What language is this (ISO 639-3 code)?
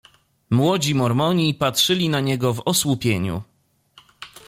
pol